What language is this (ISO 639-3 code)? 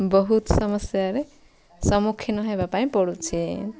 ori